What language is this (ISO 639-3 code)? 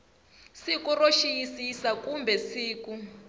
tso